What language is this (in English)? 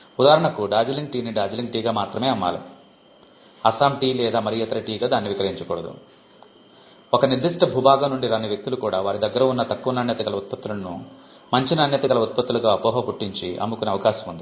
Telugu